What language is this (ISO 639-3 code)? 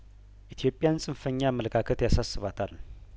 amh